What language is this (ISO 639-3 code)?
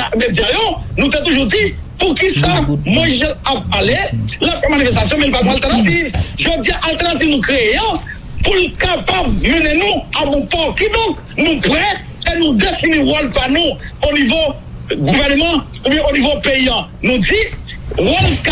fra